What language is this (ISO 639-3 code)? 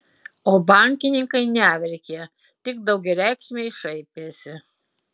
lit